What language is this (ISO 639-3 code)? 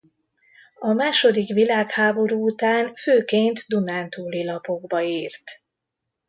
hun